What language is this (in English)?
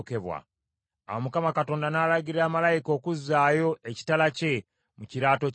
Ganda